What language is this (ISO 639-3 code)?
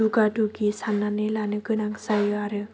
brx